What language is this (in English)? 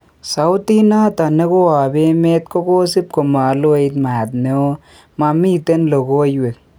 Kalenjin